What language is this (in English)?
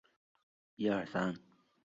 Chinese